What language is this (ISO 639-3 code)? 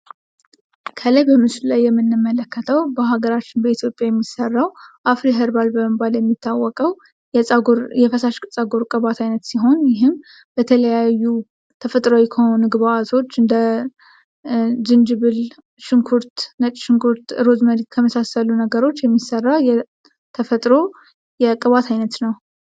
amh